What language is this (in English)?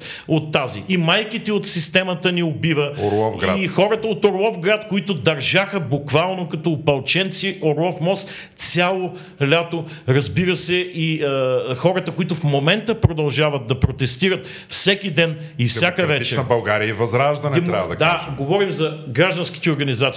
Bulgarian